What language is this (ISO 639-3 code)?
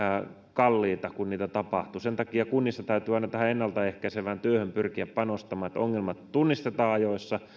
fin